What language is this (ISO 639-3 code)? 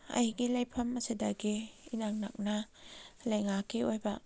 mni